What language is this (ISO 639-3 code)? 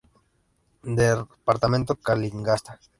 spa